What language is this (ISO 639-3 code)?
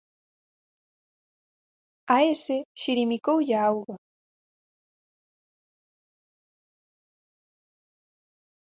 glg